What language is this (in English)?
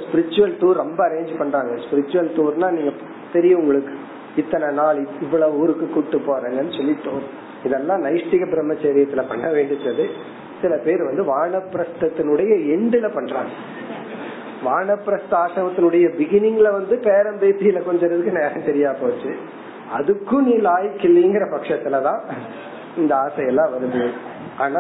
Tamil